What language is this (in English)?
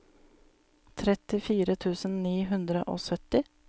Norwegian